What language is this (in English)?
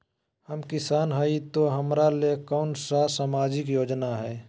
Magahi